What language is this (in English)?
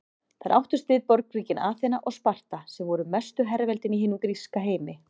Icelandic